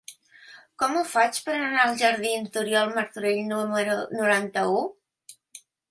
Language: Catalan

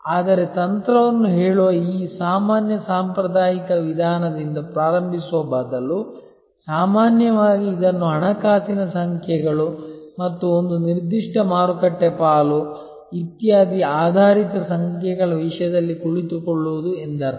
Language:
Kannada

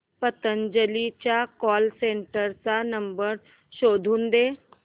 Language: Marathi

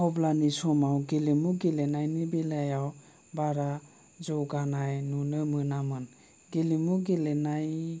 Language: Bodo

